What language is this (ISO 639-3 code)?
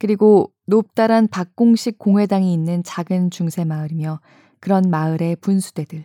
kor